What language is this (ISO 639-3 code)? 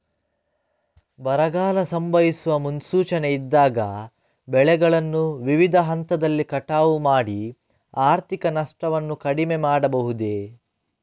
kan